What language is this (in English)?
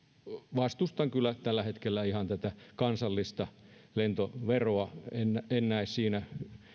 Finnish